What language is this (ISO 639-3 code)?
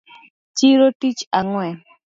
luo